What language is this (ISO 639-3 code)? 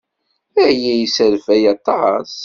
kab